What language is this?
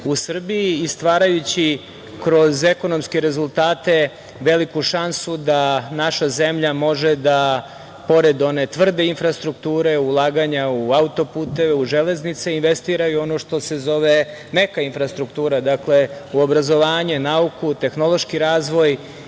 Serbian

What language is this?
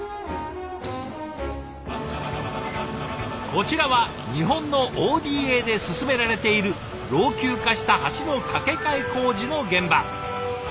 Japanese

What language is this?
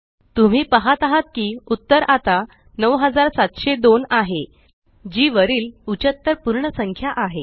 Marathi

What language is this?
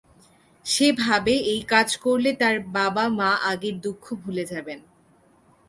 Bangla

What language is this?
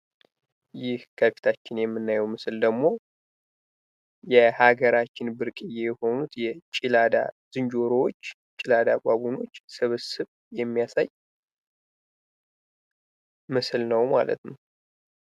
Amharic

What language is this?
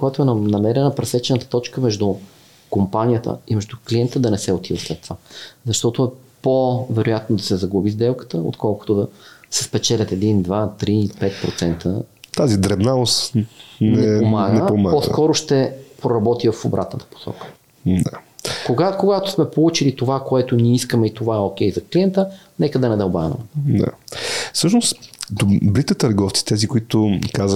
Bulgarian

